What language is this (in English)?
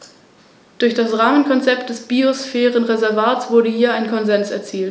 German